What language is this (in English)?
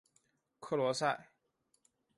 Chinese